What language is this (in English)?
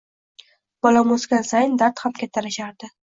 Uzbek